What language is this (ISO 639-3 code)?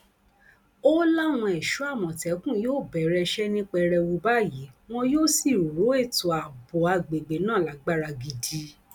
yor